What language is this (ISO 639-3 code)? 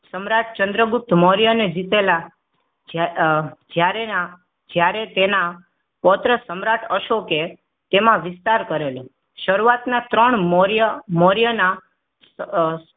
guj